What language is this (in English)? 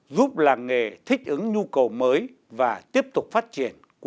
Vietnamese